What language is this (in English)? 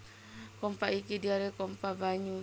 Javanese